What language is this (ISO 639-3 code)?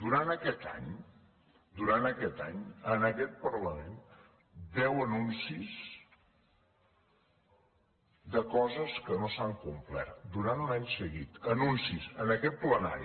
cat